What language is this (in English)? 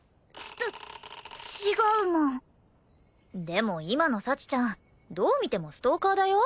Japanese